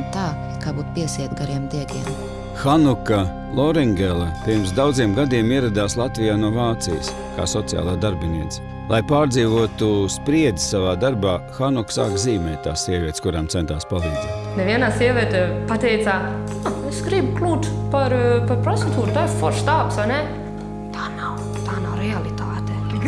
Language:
Latvian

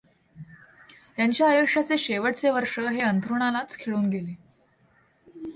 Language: Marathi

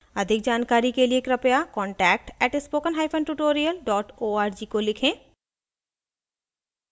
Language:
Hindi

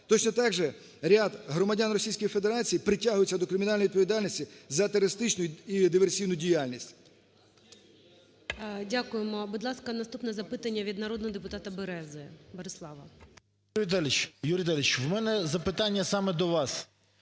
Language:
Ukrainian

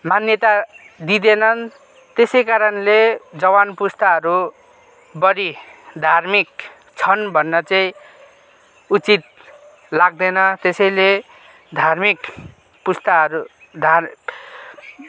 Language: Nepali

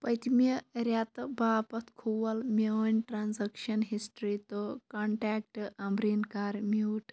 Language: Kashmiri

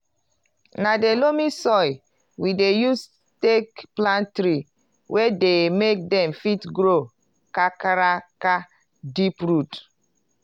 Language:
Nigerian Pidgin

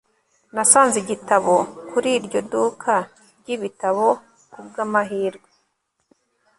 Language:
Kinyarwanda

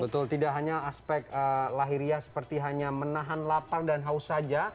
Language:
Indonesian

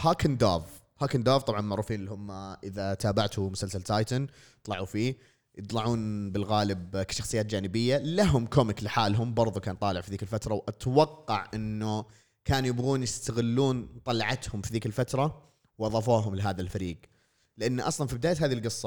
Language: Arabic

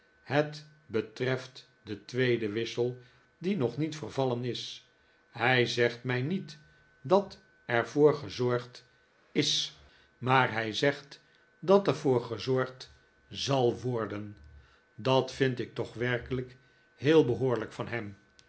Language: Dutch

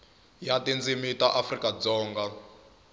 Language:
Tsonga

